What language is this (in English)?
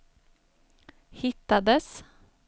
Swedish